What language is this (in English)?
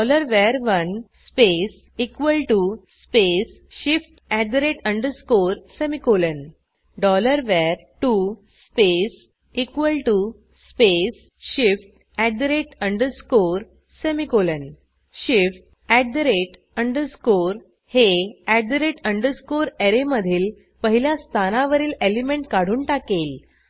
Marathi